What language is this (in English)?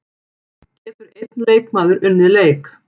Icelandic